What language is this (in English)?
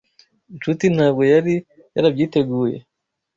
Kinyarwanda